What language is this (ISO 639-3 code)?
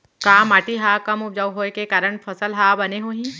hne